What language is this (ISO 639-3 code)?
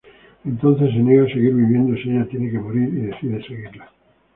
spa